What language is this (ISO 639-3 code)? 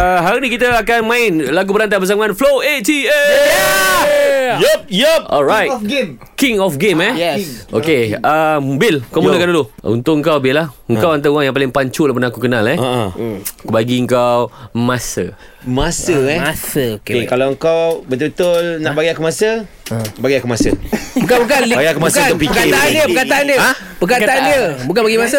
msa